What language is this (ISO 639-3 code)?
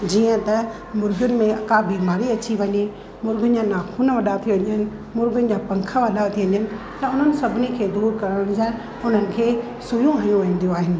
snd